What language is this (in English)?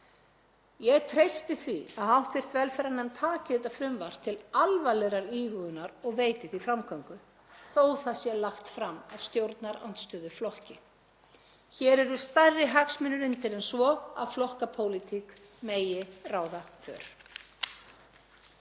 Icelandic